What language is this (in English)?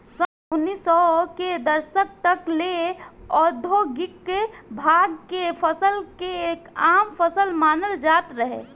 Bhojpuri